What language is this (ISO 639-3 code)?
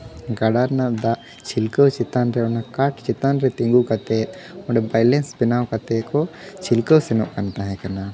sat